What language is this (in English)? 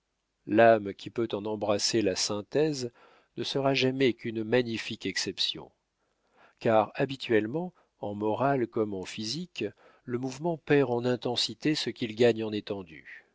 French